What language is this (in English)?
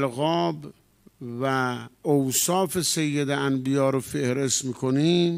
Persian